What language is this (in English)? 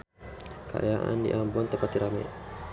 Sundanese